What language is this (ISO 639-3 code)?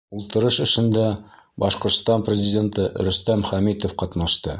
bak